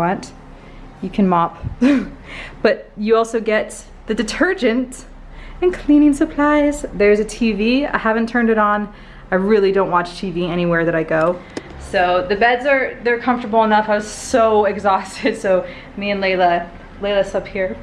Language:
English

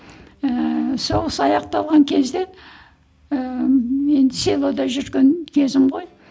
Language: Kazakh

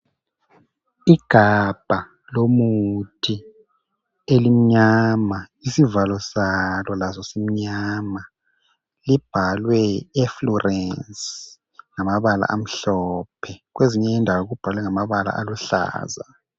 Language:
North Ndebele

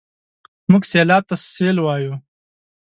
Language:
Pashto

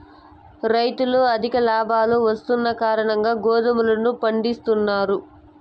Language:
Telugu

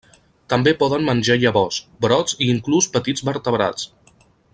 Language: Catalan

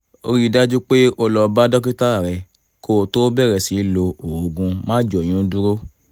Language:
Yoruba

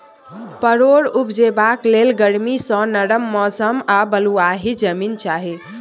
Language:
Maithili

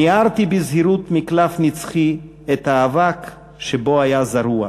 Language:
Hebrew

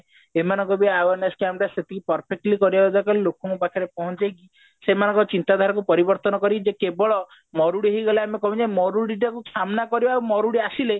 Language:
Odia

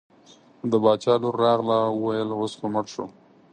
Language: Pashto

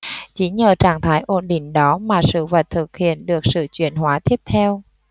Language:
Vietnamese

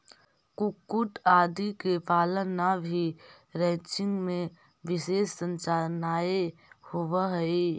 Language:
Magahi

